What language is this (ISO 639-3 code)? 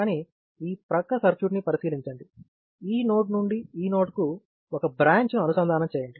tel